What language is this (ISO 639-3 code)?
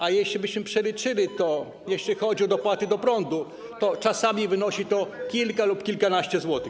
pol